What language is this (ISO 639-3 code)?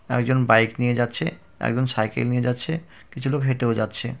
ben